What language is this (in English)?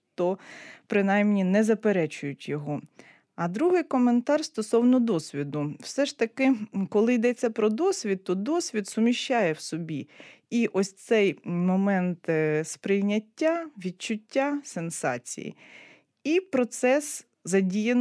Ukrainian